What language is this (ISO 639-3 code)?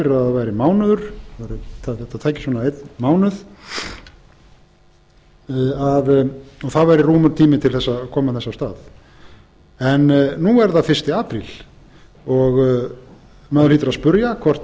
isl